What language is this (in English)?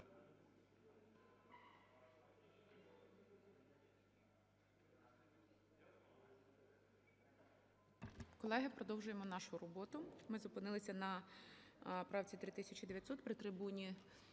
Ukrainian